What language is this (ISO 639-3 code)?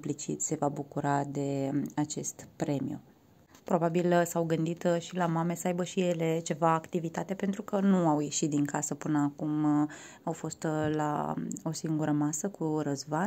ron